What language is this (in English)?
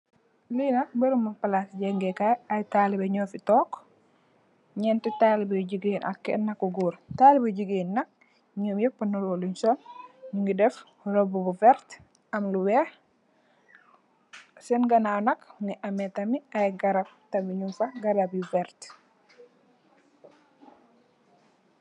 Wolof